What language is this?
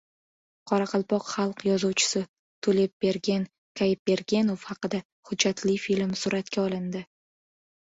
Uzbek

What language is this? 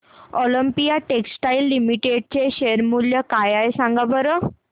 Marathi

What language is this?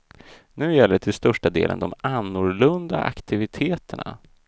Swedish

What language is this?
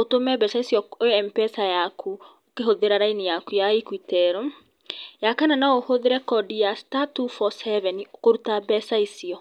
Kikuyu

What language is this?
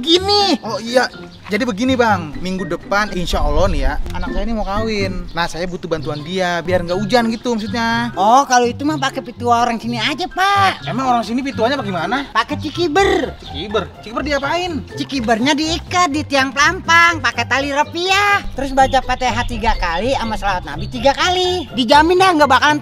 Indonesian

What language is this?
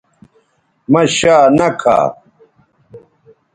Bateri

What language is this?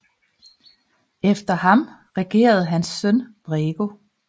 Danish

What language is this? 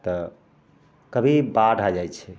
Maithili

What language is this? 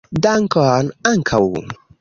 Esperanto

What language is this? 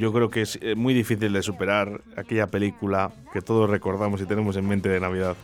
Spanish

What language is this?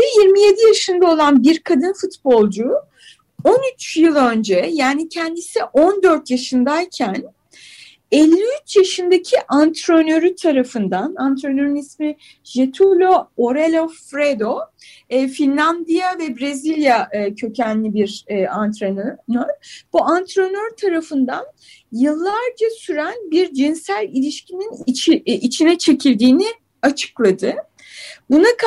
Turkish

